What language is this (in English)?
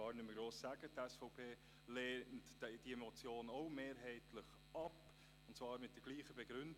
Swiss German